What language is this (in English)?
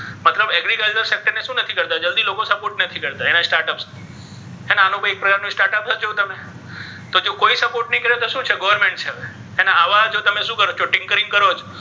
Gujarati